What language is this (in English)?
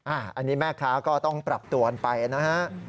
Thai